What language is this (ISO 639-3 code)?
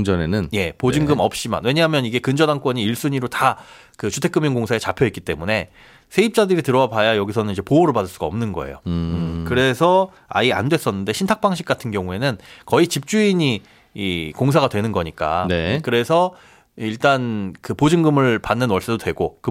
kor